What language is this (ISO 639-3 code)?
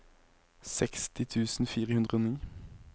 nor